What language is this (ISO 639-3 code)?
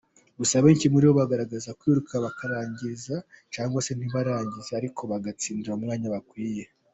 kin